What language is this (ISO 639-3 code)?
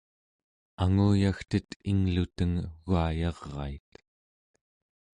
esu